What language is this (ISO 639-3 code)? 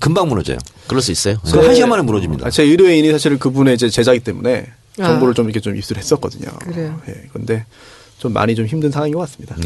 kor